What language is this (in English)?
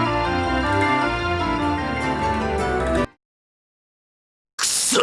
Japanese